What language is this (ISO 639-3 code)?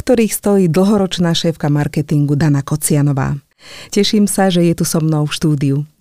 slk